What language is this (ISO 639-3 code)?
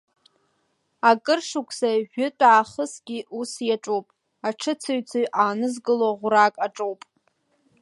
abk